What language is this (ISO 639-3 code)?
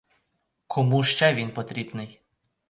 ukr